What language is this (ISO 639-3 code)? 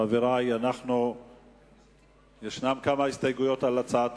heb